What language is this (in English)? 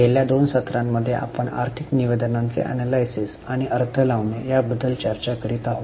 Marathi